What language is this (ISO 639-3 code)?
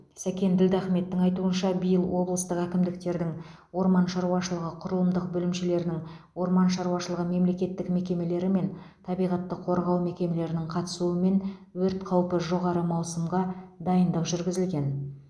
kaz